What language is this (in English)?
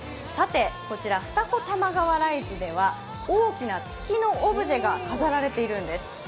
Japanese